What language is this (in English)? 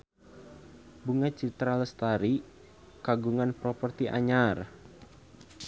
Sundanese